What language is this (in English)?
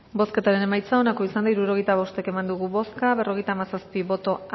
Basque